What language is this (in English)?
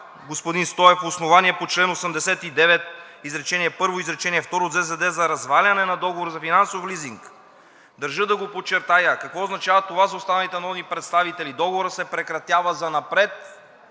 Bulgarian